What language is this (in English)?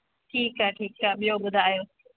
Sindhi